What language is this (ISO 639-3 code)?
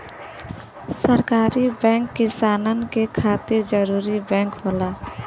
bho